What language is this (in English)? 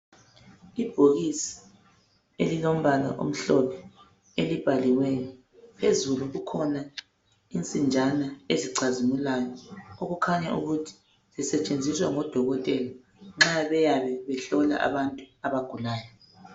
North Ndebele